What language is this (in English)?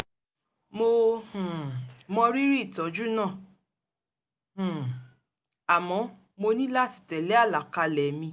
Yoruba